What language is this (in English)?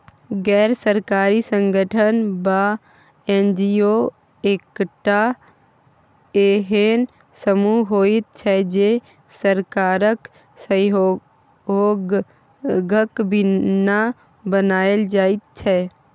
Maithili